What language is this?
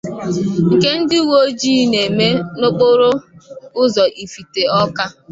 Igbo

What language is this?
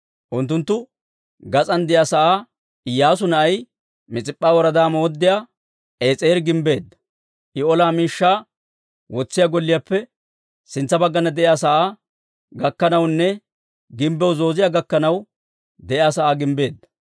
Dawro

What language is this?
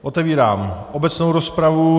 Czech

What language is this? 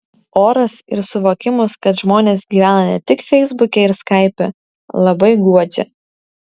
Lithuanian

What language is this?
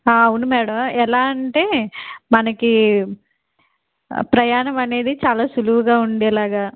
Telugu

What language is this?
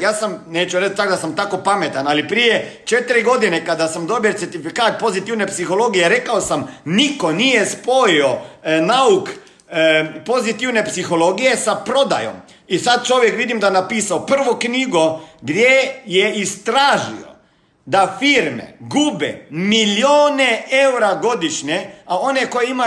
Croatian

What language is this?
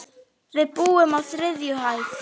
Icelandic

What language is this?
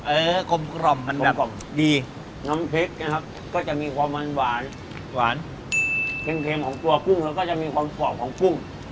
Thai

